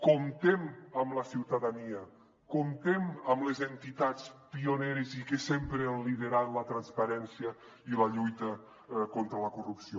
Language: Catalan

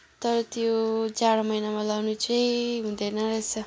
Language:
Nepali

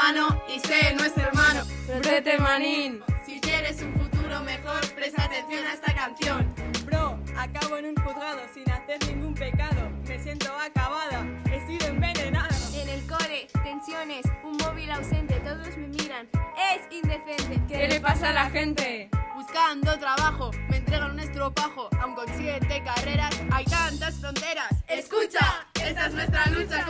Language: Spanish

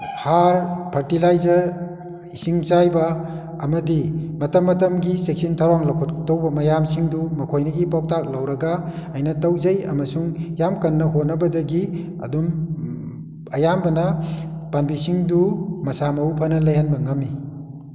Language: Manipuri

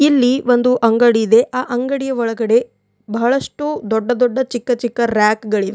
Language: Kannada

